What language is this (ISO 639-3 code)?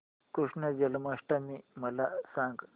mar